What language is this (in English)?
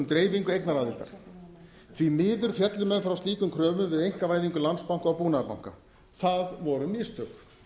Icelandic